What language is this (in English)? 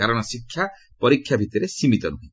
Odia